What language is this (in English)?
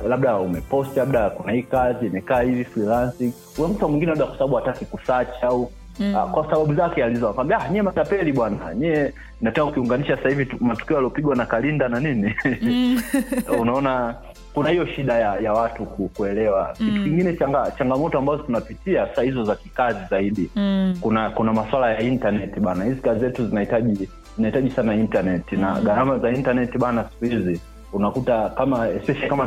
Swahili